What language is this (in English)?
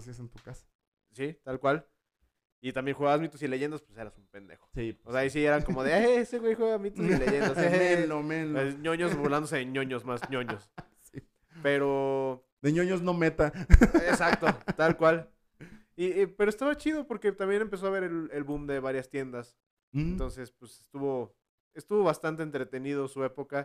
Spanish